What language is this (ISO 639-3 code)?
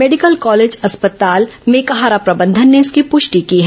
hin